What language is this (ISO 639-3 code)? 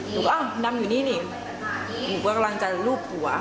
tha